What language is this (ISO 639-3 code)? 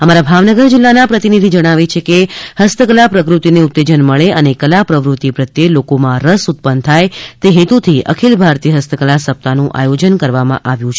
guj